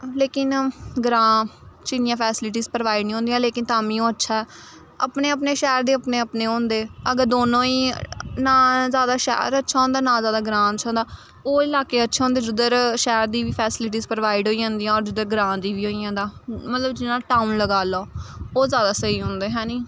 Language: Dogri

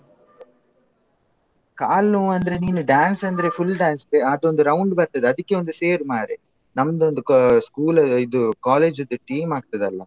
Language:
Kannada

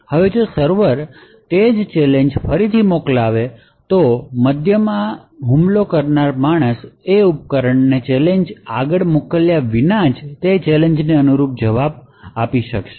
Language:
Gujarati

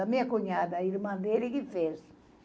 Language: Portuguese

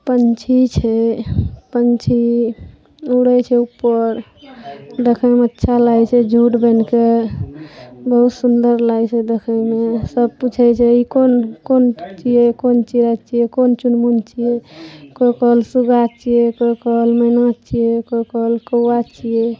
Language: Maithili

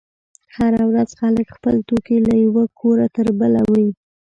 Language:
Pashto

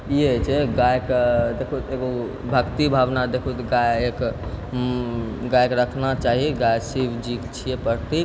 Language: Maithili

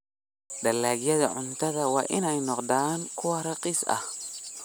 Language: Somali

